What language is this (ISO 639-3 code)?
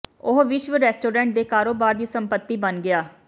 pan